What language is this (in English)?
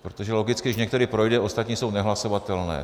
Czech